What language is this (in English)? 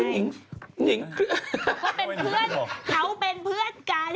Thai